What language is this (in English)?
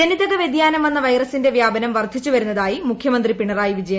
Malayalam